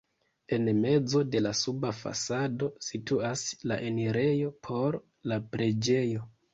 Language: Esperanto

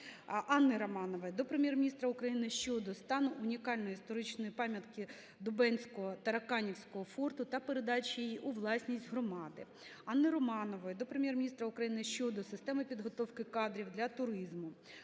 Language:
Ukrainian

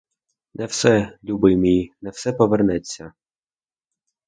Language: Ukrainian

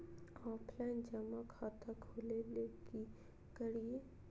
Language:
Magahi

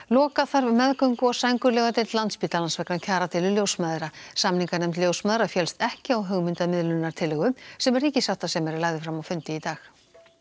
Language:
Icelandic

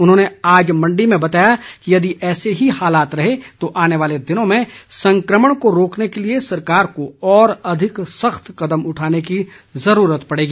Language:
Hindi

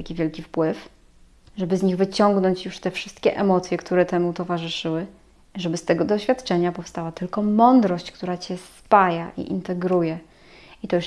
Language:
Polish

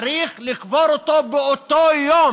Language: Hebrew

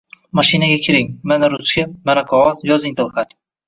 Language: Uzbek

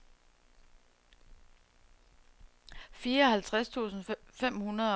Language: Danish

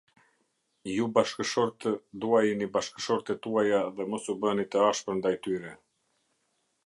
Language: Albanian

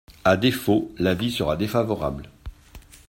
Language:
French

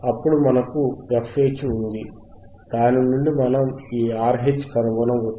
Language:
Telugu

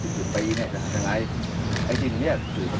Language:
Thai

